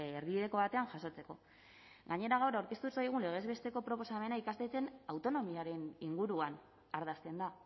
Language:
Basque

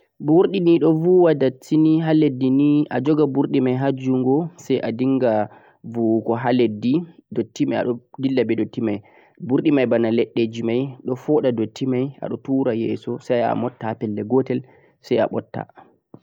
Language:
Central-Eastern Niger Fulfulde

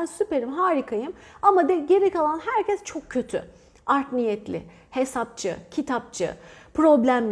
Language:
Turkish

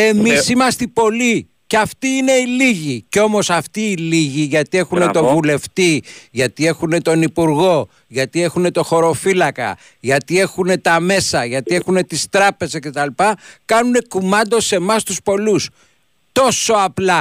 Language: Greek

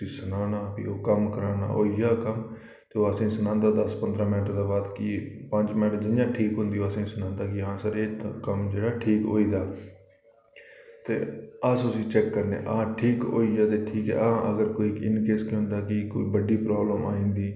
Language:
Dogri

